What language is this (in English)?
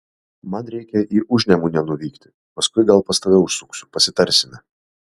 Lithuanian